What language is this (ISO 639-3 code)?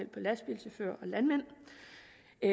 dan